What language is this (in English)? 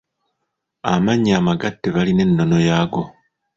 Ganda